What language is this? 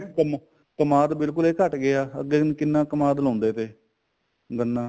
Punjabi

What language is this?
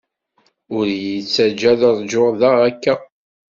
Kabyle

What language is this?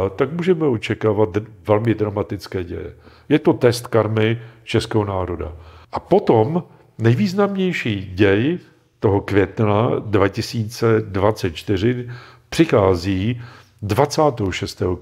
Czech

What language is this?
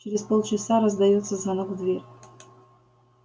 Russian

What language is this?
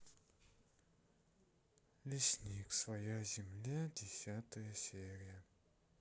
Russian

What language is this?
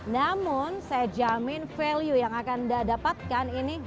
Indonesian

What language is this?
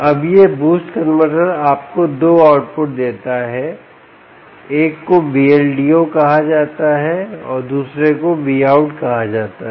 Hindi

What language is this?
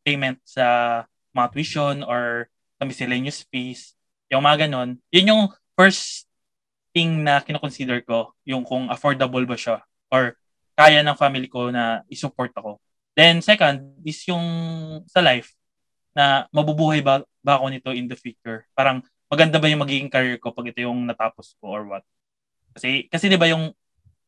Filipino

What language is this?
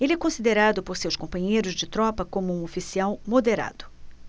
Portuguese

